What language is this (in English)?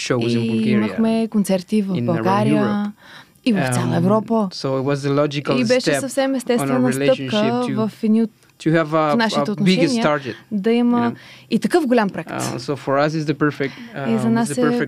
Bulgarian